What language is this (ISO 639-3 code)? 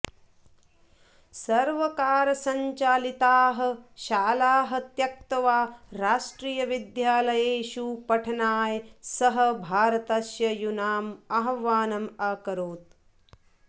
san